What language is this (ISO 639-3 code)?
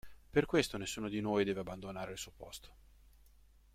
ita